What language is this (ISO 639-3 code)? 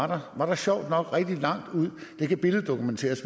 dan